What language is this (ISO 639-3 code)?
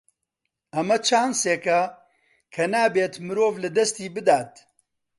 ckb